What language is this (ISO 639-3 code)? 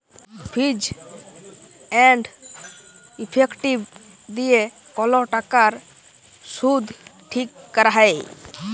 ben